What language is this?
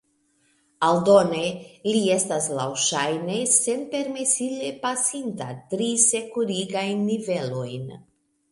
Esperanto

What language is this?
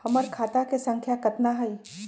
Magahi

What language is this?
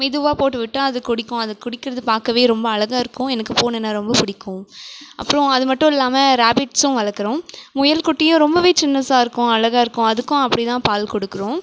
Tamil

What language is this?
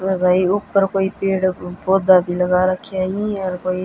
Haryanvi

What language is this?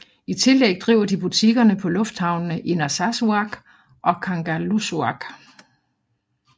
Danish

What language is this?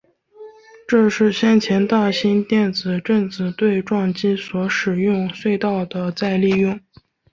Chinese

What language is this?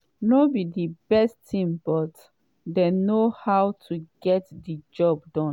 Nigerian Pidgin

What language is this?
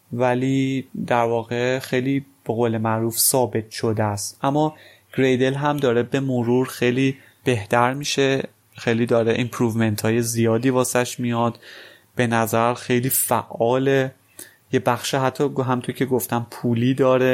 Persian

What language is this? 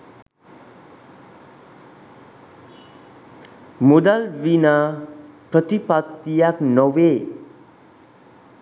Sinhala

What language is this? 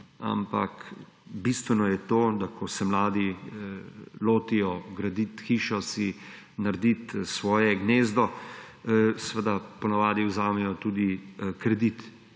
Slovenian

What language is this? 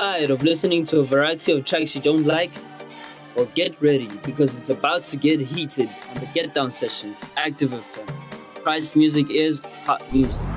English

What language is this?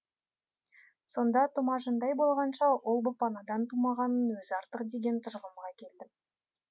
Kazakh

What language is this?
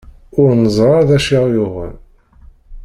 Kabyle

